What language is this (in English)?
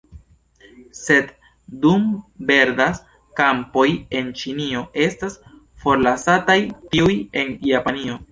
Esperanto